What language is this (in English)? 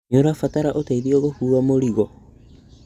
Kikuyu